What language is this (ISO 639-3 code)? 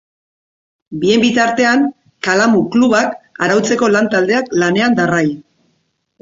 eus